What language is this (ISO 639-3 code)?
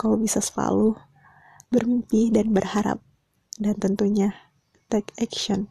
ind